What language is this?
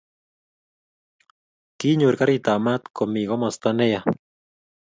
Kalenjin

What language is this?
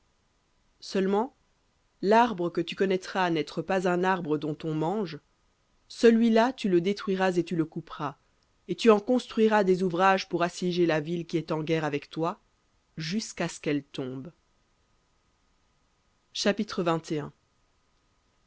French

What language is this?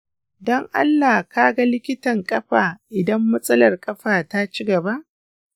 Hausa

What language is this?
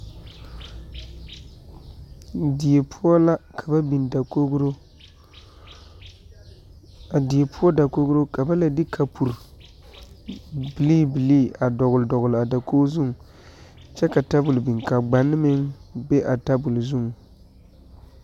Southern Dagaare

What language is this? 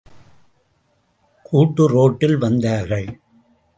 Tamil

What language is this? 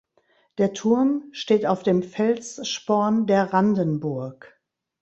German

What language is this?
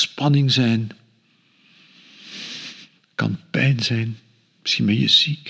Dutch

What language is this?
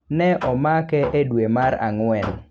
Luo (Kenya and Tanzania)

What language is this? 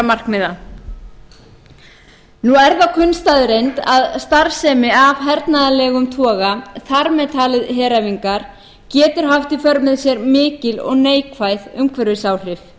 Icelandic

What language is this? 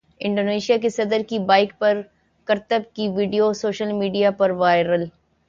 Urdu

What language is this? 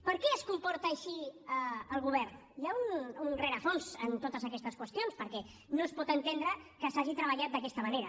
Catalan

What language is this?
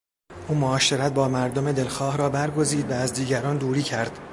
Persian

